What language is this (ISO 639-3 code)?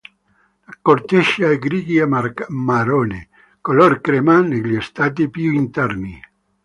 ita